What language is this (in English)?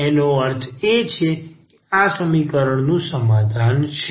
Gujarati